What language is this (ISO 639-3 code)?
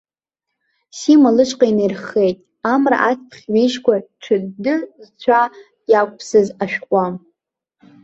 abk